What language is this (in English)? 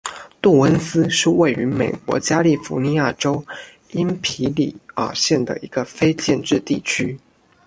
Chinese